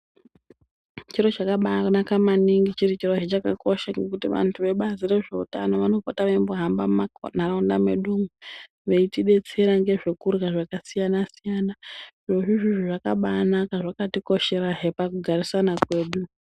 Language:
Ndau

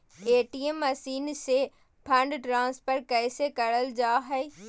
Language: Magahi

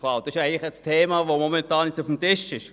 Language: Swiss German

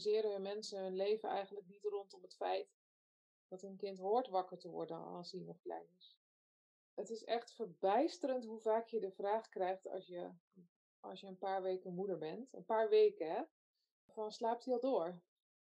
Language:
Dutch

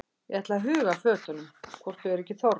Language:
Icelandic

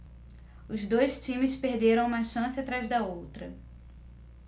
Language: Portuguese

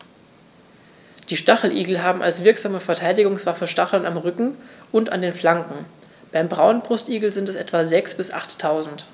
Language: German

